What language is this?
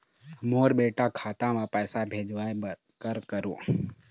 Chhattisgarhi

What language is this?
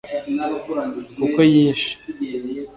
Kinyarwanda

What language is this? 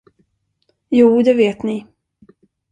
Swedish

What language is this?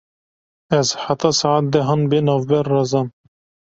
Kurdish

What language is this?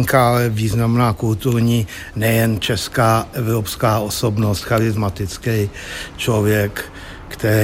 Czech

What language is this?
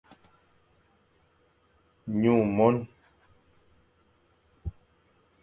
Fang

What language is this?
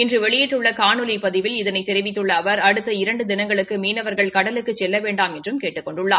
Tamil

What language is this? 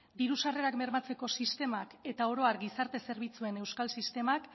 Basque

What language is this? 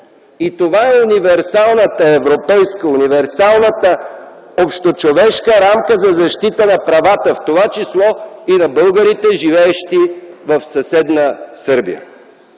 Bulgarian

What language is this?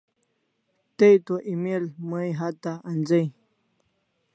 Kalasha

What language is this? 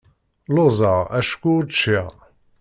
Kabyle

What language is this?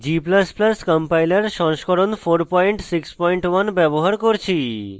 Bangla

